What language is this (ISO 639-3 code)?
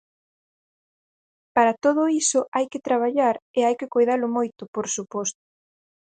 glg